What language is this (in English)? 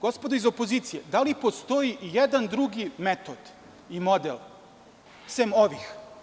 Serbian